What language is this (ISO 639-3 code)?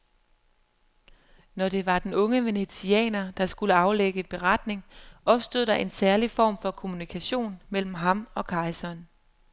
dan